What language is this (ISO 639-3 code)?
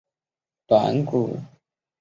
zho